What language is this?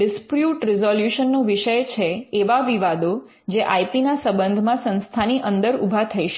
Gujarati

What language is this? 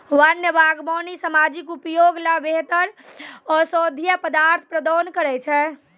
Maithili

